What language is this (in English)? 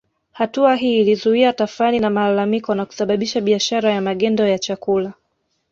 Swahili